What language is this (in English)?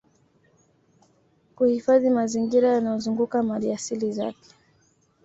Swahili